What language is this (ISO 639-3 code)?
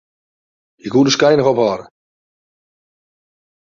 fry